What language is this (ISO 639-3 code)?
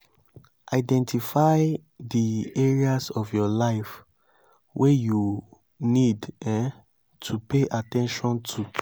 pcm